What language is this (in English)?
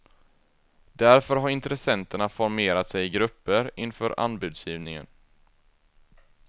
Swedish